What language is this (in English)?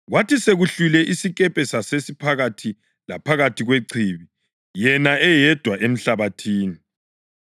North Ndebele